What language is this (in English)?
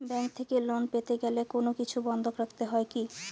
Bangla